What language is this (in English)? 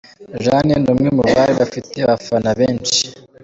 Kinyarwanda